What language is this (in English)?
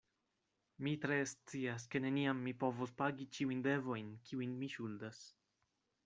Esperanto